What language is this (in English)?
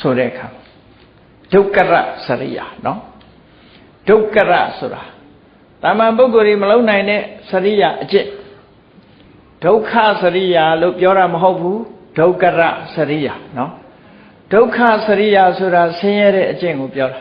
Vietnamese